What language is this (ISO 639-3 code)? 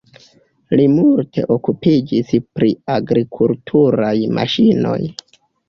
epo